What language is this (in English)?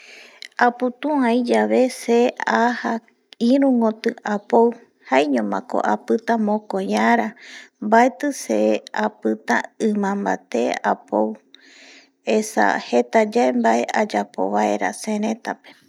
Eastern Bolivian Guaraní